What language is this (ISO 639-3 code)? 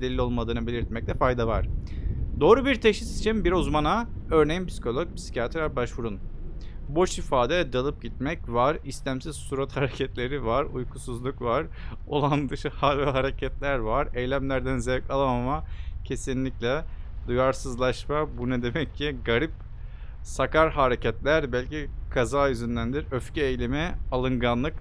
tur